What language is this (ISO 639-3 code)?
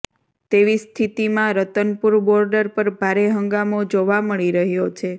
guj